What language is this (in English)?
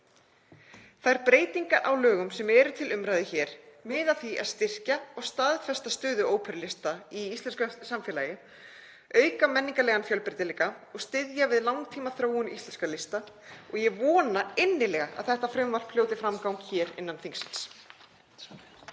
Icelandic